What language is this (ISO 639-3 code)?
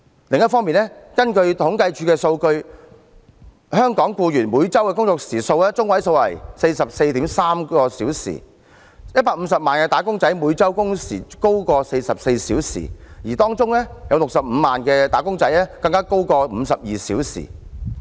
yue